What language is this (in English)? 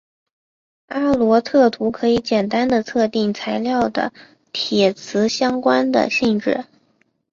Chinese